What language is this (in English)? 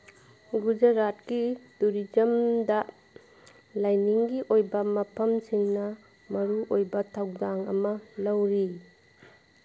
Manipuri